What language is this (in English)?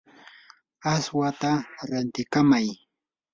Yanahuanca Pasco Quechua